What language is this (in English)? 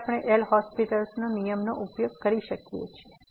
Gujarati